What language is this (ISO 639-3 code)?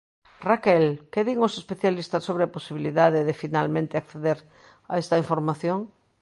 glg